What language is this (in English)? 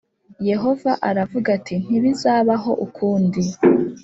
Kinyarwanda